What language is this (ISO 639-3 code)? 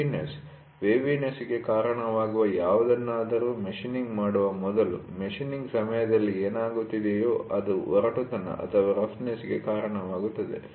kan